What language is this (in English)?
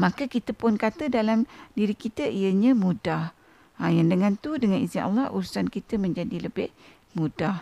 Malay